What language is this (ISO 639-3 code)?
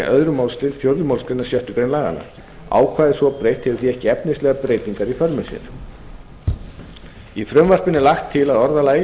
isl